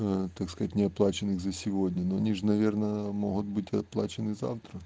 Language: Russian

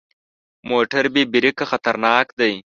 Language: Pashto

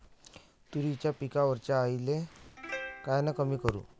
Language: Marathi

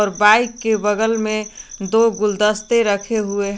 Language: Hindi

